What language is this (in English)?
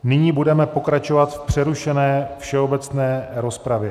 Czech